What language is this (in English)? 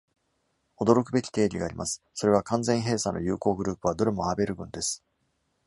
Japanese